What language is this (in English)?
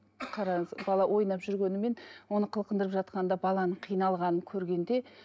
Kazakh